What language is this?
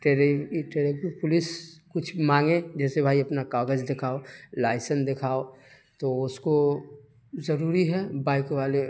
Urdu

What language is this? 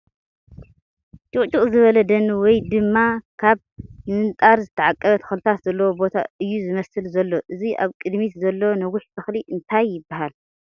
Tigrinya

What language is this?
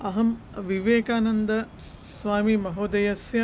Sanskrit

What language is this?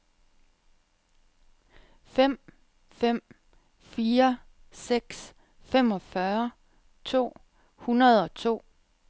Danish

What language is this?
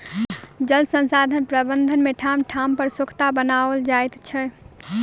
Maithili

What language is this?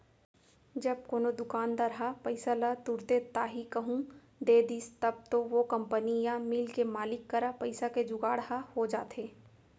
Chhattisgarhi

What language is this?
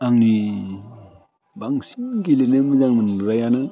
Bodo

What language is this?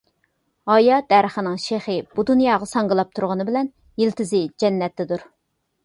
Uyghur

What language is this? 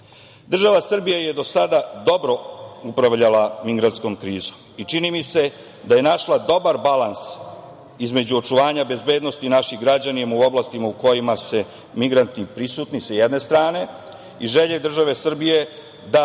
Serbian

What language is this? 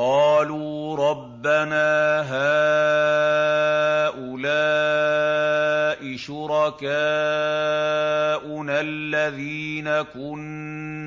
Arabic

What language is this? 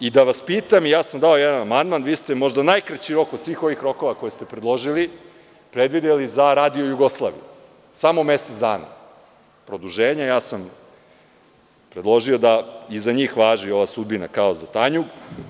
Serbian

